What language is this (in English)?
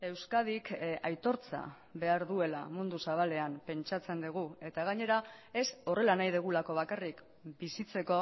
Basque